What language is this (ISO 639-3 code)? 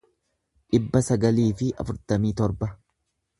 orm